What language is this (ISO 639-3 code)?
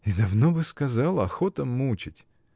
rus